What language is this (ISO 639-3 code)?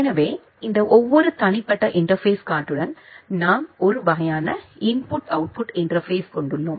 tam